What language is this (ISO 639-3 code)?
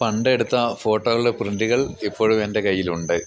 mal